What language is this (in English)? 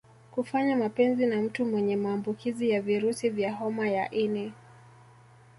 Swahili